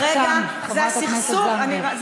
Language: Hebrew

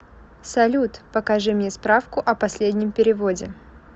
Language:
Russian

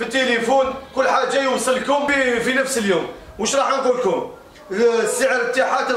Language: Arabic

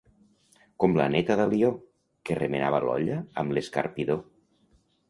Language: Catalan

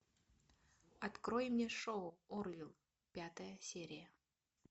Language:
Russian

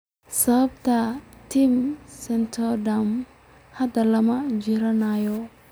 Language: Somali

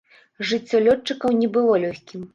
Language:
Belarusian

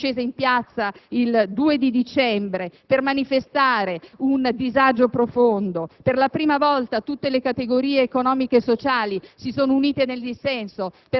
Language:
Italian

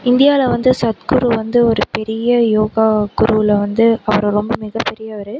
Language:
Tamil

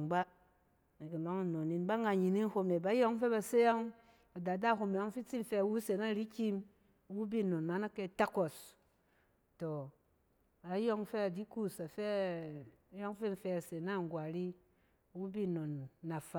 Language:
Cen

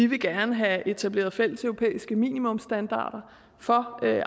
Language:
Danish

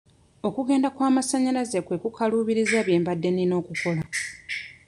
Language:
Ganda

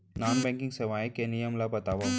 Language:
Chhattisgarhi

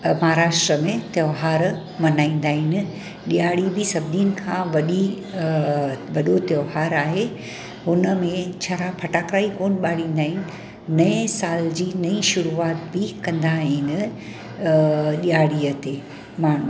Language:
Sindhi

